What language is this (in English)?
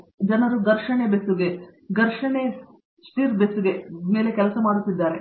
Kannada